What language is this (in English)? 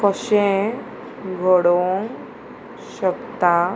Konkani